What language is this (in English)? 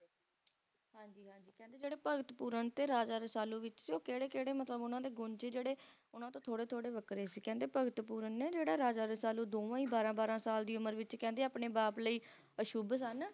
Punjabi